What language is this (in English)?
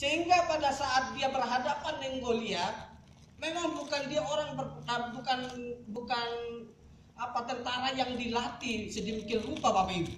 Indonesian